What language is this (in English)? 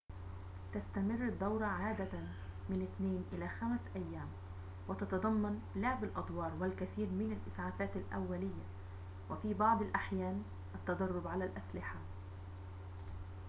Arabic